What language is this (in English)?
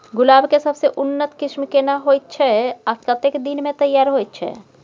Maithili